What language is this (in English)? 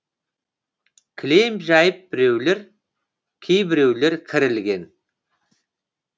Kazakh